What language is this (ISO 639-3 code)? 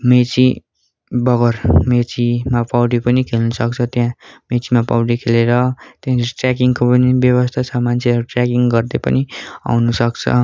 nep